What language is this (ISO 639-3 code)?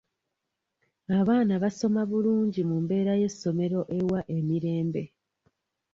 lug